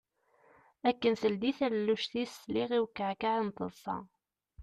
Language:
Kabyle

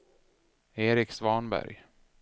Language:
Swedish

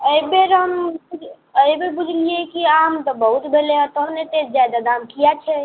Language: Maithili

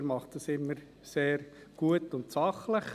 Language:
Swiss German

